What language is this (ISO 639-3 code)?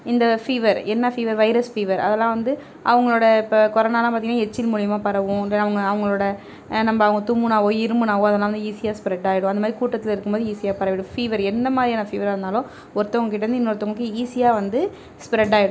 tam